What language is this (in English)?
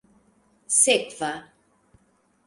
Esperanto